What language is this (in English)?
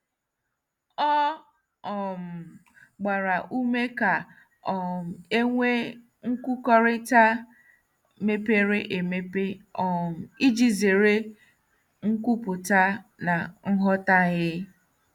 Igbo